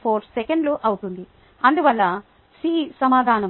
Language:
Telugu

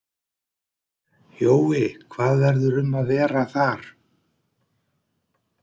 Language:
Icelandic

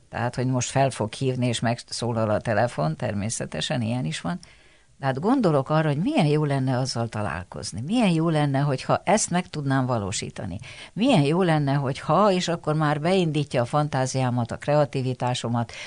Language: Hungarian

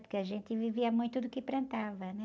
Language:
Portuguese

